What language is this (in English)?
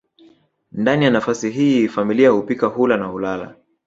Swahili